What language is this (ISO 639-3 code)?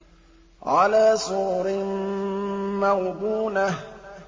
ara